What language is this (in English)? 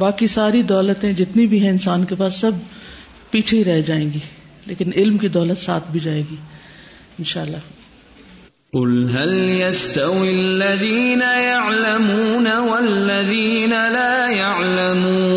Urdu